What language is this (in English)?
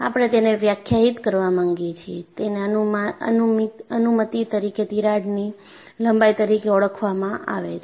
Gujarati